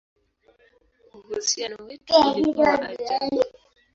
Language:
Swahili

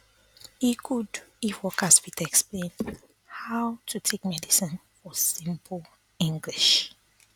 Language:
Nigerian Pidgin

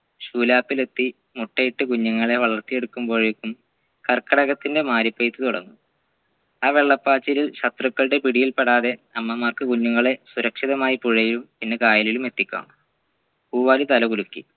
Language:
Malayalam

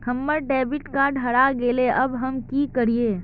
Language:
Magahi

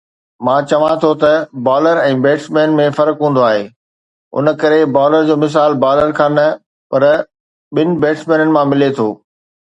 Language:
Sindhi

